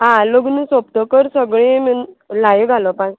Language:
Konkani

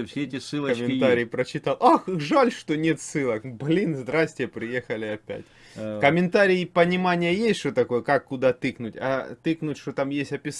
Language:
Russian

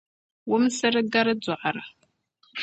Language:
Dagbani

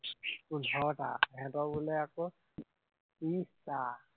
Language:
Assamese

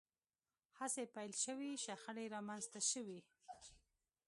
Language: Pashto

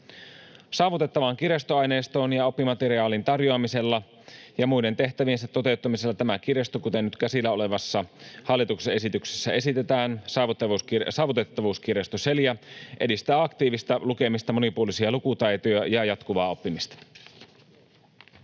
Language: Finnish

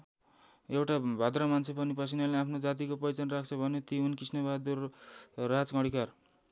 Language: Nepali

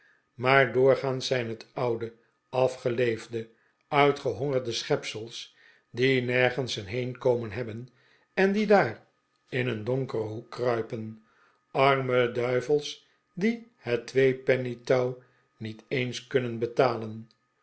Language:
Dutch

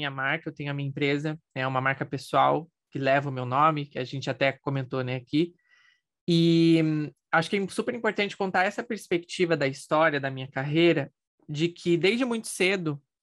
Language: Portuguese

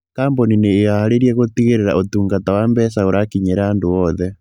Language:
Kikuyu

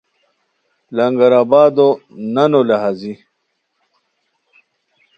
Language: Khowar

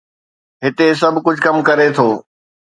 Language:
Sindhi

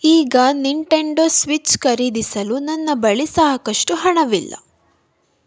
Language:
Kannada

